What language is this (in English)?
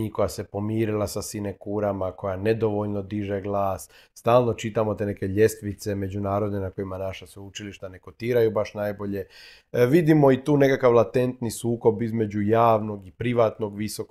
Croatian